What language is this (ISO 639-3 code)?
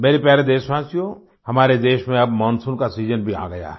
hin